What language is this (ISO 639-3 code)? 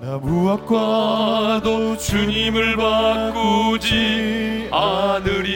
kor